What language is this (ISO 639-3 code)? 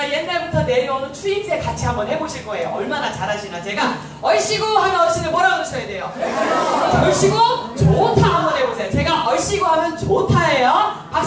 kor